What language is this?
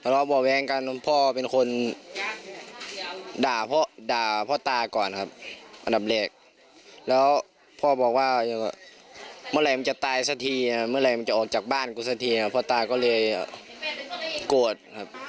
Thai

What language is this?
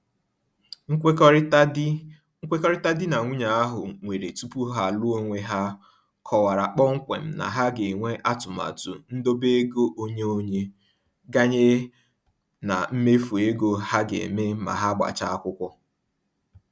Igbo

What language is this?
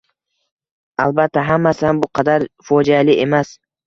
Uzbek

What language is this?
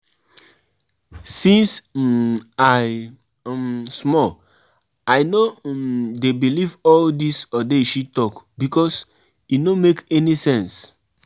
Nigerian Pidgin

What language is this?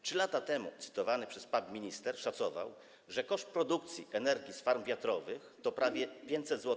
Polish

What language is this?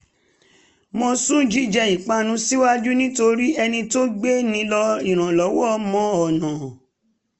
Yoruba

